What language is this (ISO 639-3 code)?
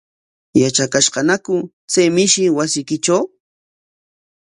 qwa